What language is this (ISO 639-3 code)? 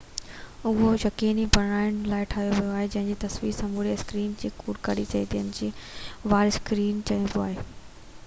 snd